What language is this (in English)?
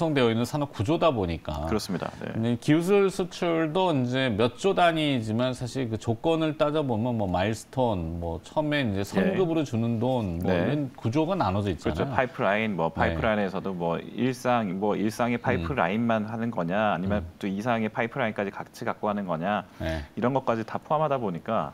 Korean